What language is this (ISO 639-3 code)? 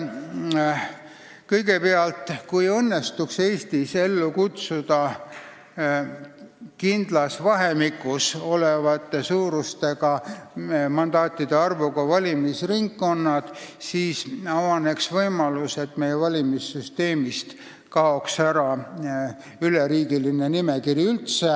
est